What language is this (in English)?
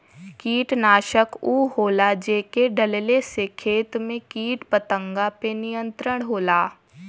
Bhojpuri